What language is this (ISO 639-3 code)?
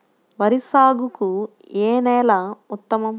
tel